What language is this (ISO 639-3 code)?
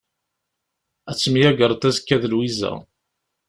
kab